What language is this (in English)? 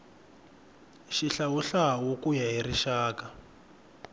Tsonga